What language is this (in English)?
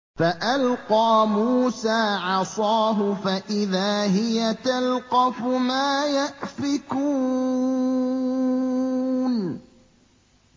Arabic